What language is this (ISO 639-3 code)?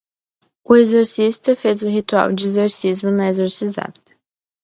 por